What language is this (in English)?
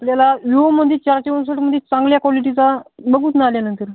Marathi